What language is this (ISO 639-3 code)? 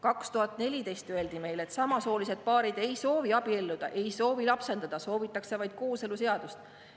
est